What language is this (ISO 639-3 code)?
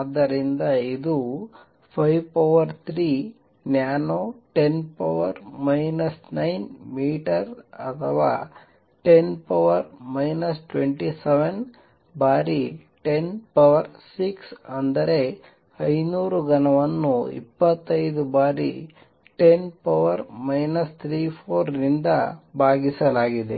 kan